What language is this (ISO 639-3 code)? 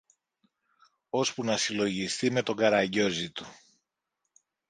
ell